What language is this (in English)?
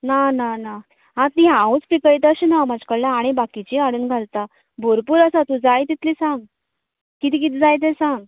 Konkani